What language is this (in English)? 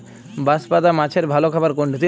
Bangla